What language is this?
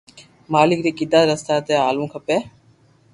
Loarki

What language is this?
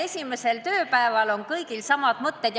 Estonian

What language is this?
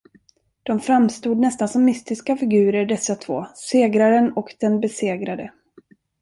Swedish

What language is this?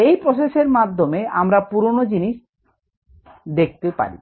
Bangla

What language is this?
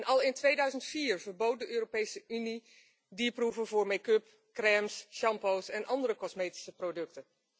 Dutch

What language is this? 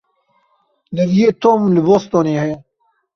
Kurdish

